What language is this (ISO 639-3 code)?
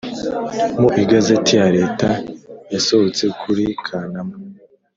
kin